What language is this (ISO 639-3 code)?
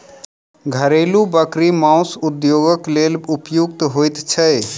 mai